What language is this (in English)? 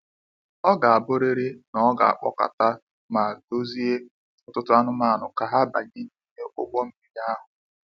Igbo